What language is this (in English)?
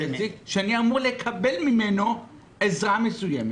Hebrew